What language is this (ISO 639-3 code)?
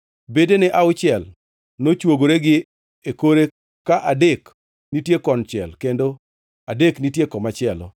luo